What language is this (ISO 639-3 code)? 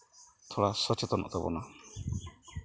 sat